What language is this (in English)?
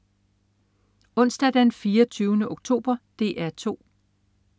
Danish